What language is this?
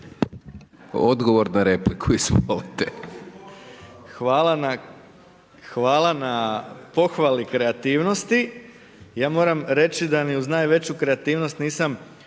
Croatian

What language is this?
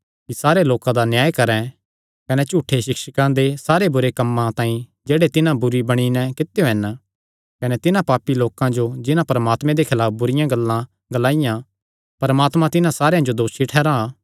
Kangri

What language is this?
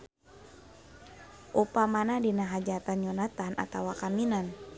Sundanese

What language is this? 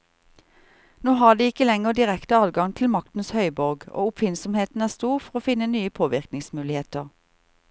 Norwegian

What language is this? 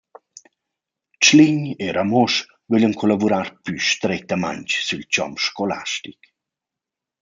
Romansh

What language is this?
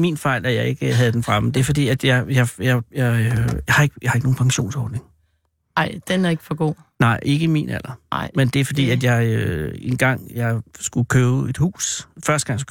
Danish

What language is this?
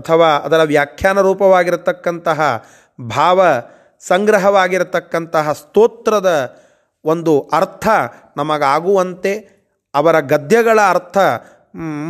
Kannada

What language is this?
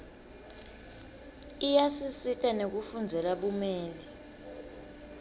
Swati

